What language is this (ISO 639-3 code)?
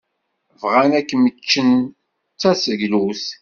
kab